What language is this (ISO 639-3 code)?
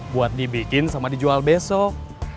ind